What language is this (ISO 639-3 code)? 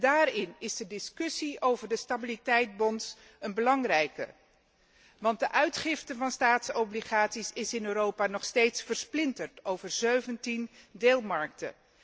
nld